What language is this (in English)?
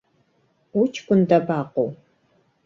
Abkhazian